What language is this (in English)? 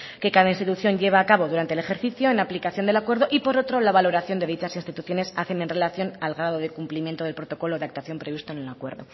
Spanish